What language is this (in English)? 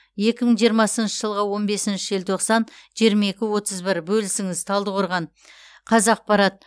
Kazakh